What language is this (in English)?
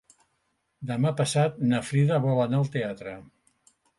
Catalan